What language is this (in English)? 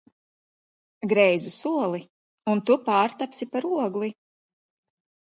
Latvian